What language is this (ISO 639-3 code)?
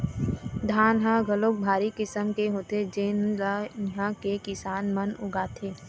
hne